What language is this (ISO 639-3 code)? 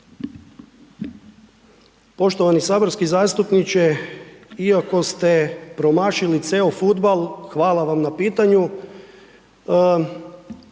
hrv